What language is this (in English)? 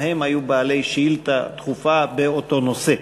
Hebrew